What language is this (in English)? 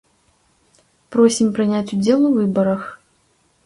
Belarusian